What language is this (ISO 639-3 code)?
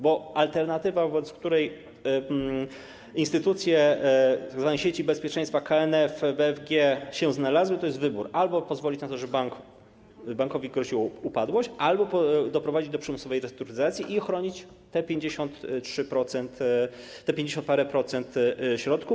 pol